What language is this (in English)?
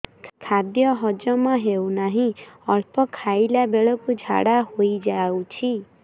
Odia